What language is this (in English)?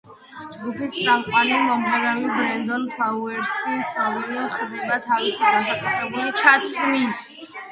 Georgian